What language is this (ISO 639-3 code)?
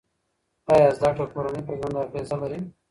pus